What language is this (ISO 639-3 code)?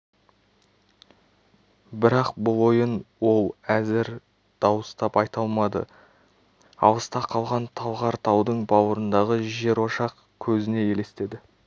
kaz